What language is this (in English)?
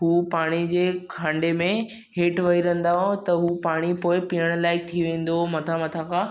Sindhi